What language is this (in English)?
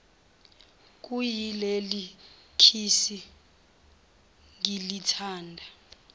Zulu